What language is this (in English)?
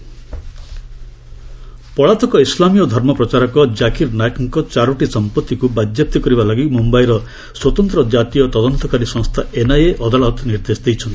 Odia